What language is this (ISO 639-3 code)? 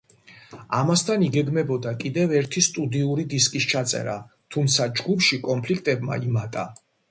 kat